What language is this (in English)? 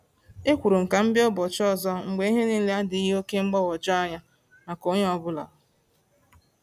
Igbo